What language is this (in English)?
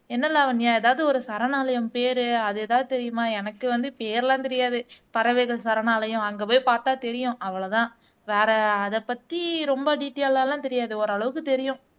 Tamil